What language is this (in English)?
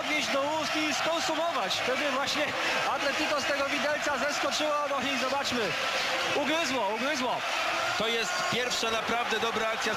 Polish